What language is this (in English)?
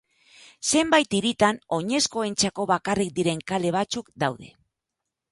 Basque